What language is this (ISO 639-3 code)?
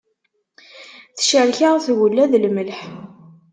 kab